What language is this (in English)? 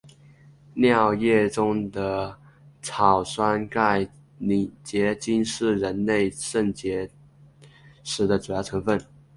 Chinese